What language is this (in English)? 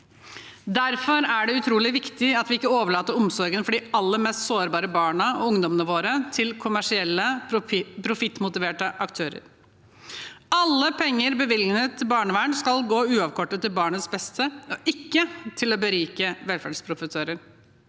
Norwegian